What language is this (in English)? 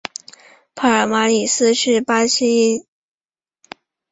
Chinese